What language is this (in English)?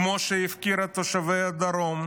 Hebrew